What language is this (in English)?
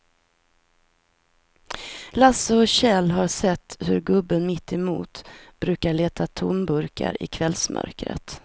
Swedish